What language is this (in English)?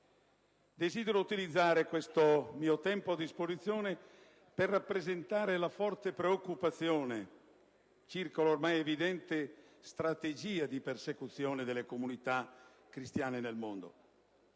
Italian